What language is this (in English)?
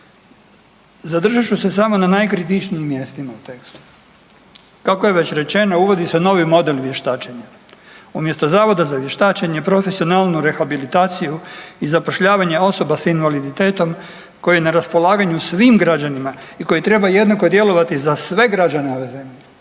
Croatian